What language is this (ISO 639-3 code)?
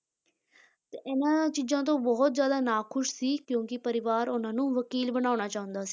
pan